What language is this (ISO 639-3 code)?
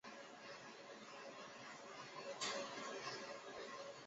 zho